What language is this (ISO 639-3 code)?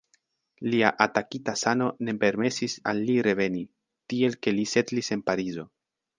epo